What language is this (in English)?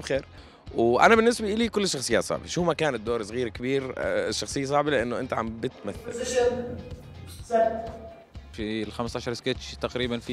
Arabic